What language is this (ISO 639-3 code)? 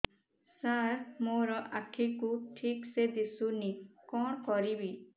ori